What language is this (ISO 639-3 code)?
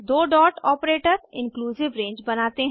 hin